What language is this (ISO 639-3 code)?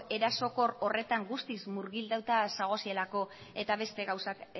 eus